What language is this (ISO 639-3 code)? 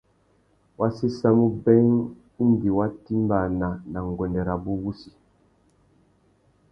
bag